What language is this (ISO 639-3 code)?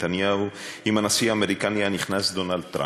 heb